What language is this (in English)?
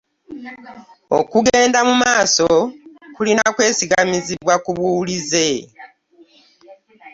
Ganda